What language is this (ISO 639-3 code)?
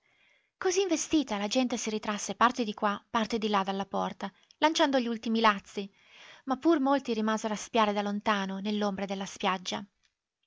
ita